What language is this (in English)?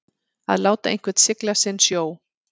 Icelandic